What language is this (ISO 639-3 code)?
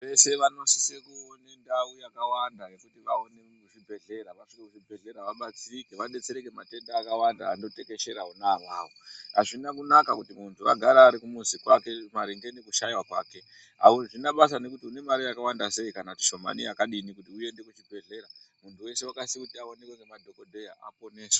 ndc